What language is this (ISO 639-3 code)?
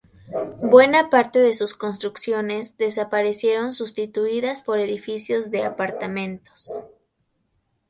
spa